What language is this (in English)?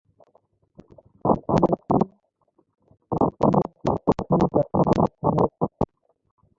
Bangla